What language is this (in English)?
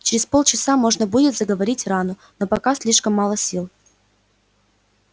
Russian